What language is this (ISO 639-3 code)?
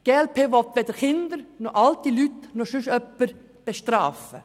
gsw